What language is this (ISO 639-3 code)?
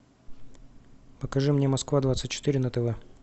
rus